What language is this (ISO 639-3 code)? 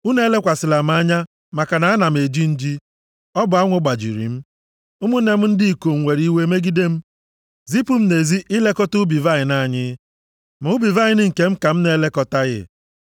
ibo